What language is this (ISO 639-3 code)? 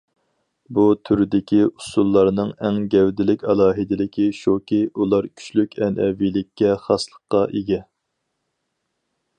uig